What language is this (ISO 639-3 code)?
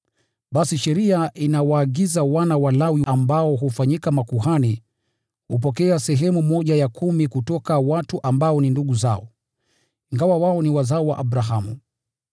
swa